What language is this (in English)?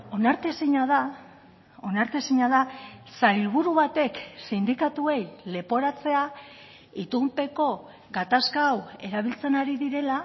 Basque